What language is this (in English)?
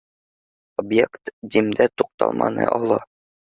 Bashkir